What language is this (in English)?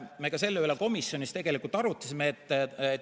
Estonian